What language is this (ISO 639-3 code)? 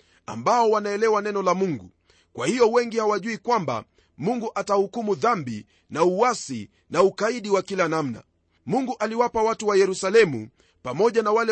swa